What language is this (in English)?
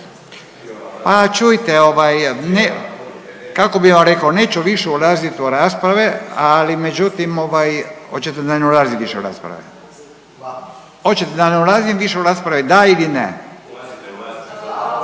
Croatian